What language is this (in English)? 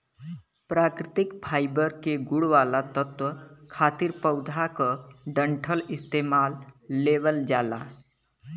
Bhojpuri